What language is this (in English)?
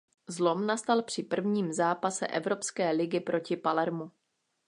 Czech